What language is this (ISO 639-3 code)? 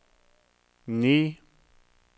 nor